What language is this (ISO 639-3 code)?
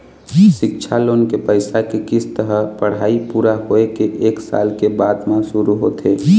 hne